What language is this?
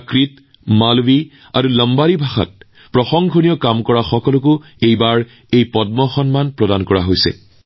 Assamese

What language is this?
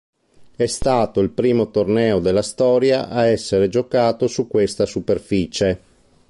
Italian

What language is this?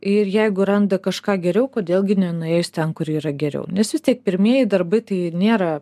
Lithuanian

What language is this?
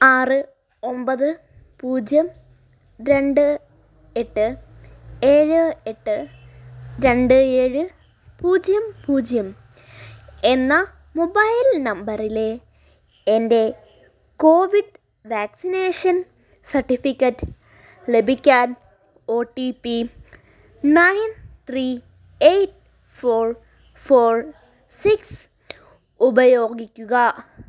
Malayalam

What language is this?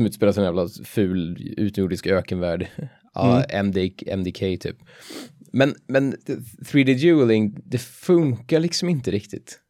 Swedish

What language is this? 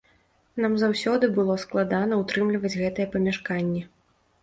Belarusian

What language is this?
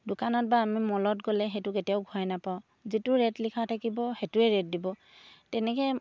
Assamese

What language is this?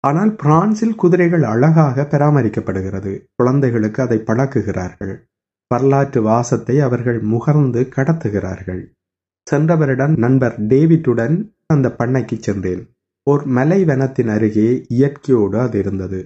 Tamil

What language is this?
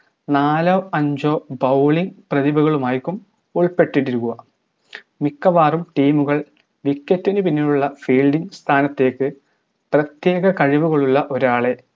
Malayalam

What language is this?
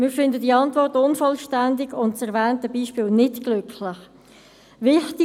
Swiss German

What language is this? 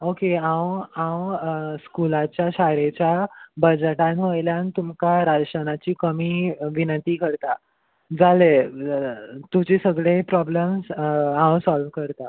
Konkani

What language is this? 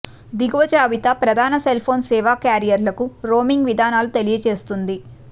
Telugu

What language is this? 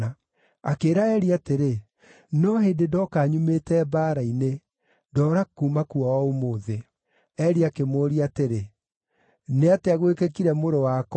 Kikuyu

